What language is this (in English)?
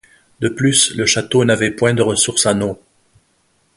French